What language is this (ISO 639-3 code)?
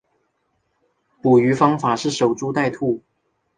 zho